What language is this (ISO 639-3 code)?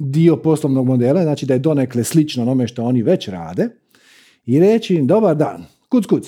hrv